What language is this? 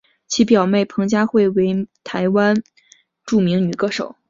Chinese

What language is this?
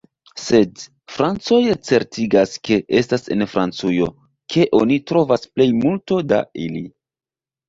Esperanto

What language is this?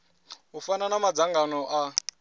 Venda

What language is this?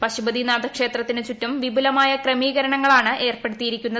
Malayalam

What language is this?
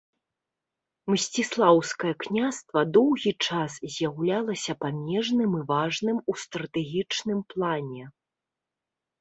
Belarusian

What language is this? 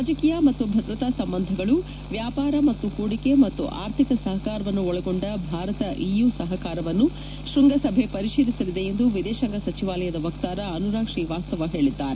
Kannada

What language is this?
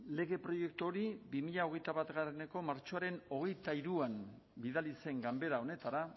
Basque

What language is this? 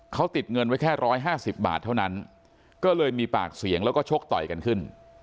Thai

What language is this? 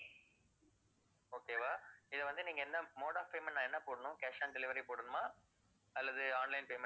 Tamil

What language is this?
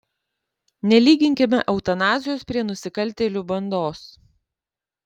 Lithuanian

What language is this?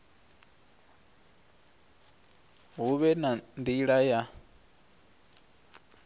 Venda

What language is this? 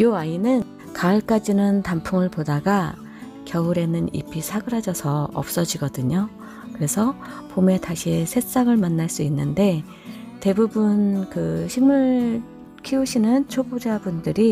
Korean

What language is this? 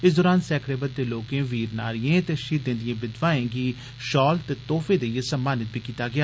Dogri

